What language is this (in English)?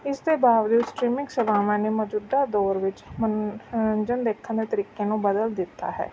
Punjabi